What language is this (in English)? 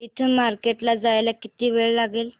Marathi